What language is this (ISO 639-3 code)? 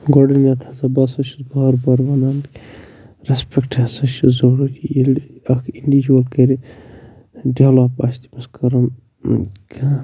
kas